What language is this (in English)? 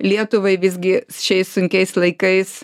Lithuanian